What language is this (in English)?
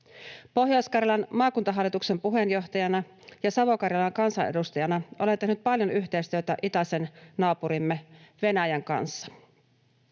Finnish